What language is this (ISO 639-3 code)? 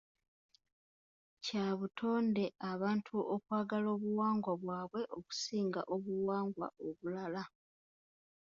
lug